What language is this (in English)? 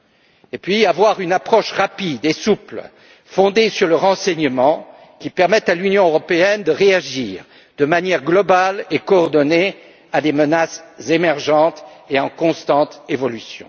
French